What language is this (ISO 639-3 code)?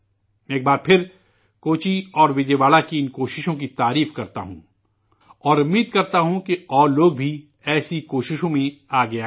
urd